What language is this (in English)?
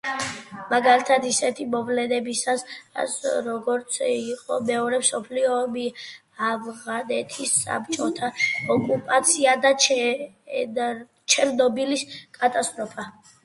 Georgian